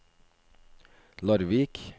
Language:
Norwegian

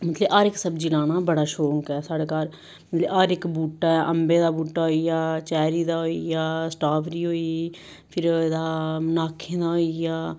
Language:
Dogri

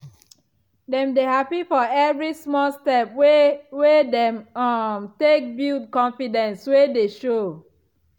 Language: Nigerian Pidgin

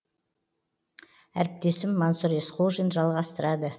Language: Kazakh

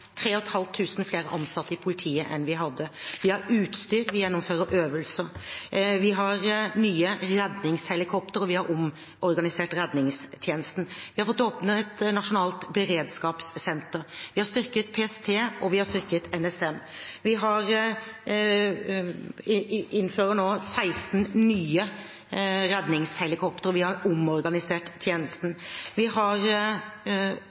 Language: Norwegian Bokmål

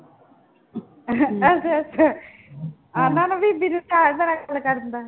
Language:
Punjabi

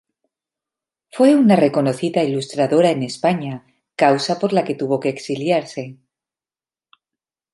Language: Spanish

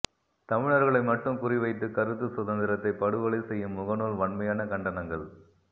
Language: Tamil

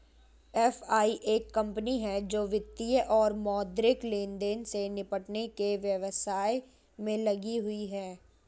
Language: Hindi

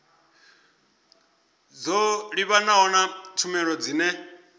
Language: Venda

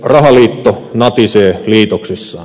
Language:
Finnish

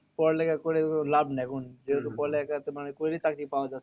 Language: Bangla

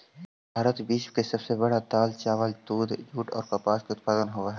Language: Magahi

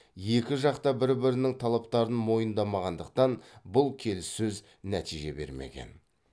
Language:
Kazakh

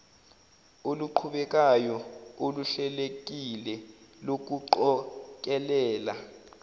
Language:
Zulu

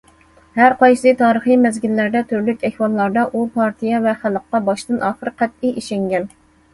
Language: Uyghur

